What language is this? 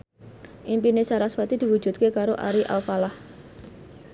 Javanese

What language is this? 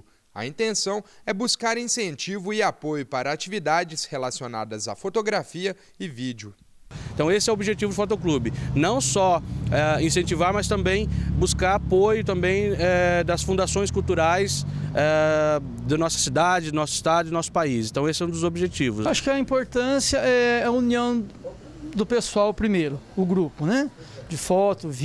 Portuguese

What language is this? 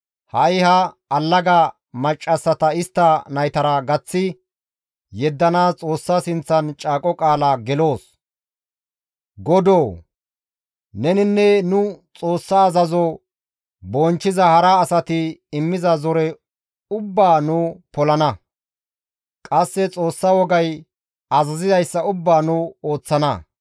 Gamo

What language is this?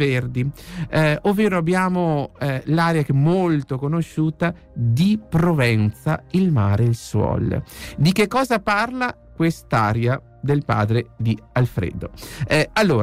Italian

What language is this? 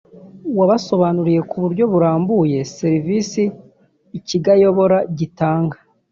Kinyarwanda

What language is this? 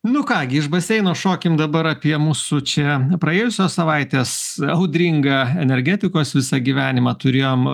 Lithuanian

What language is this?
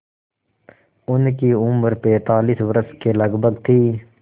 Hindi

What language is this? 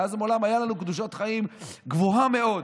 Hebrew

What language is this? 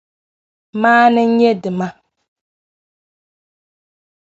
Dagbani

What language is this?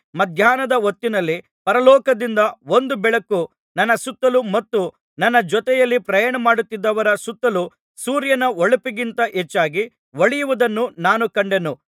Kannada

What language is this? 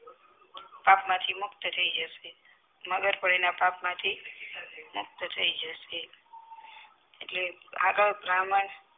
Gujarati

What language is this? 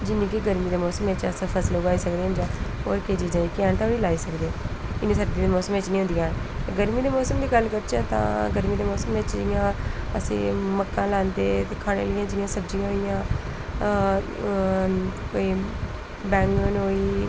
Dogri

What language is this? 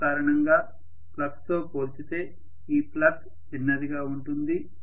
Telugu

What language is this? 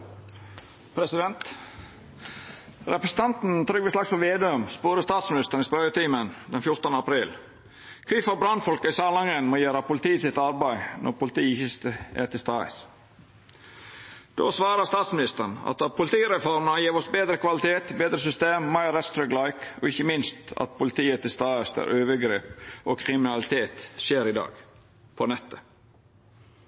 Norwegian Nynorsk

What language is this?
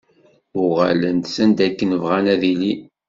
Kabyle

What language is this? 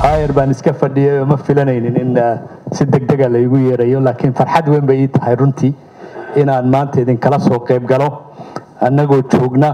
Arabic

